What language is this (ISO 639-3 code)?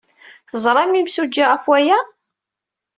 kab